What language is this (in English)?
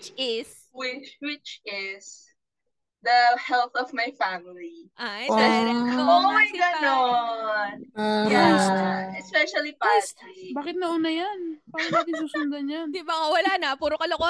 Filipino